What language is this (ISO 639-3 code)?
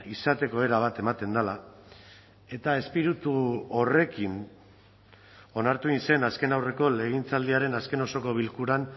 eus